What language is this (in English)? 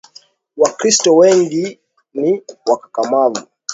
Swahili